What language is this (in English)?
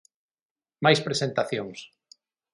Galician